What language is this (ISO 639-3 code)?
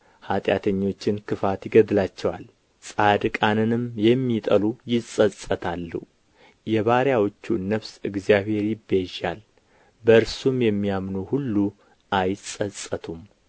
amh